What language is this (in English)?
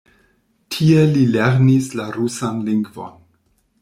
Esperanto